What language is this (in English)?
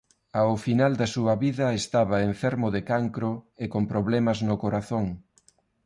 Galician